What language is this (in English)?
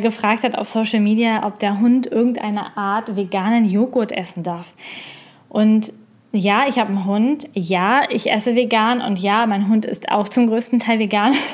German